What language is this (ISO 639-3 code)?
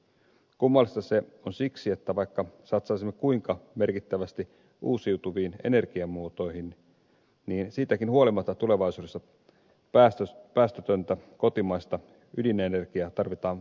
fin